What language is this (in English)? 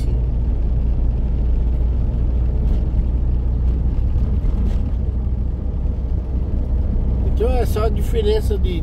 Portuguese